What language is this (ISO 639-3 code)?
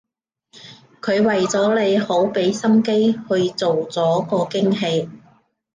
yue